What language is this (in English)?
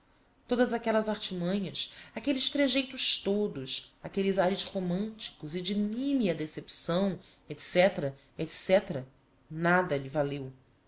Portuguese